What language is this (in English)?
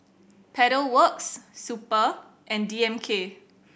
English